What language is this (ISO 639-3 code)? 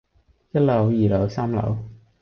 yue